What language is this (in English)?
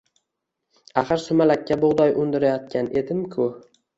Uzbek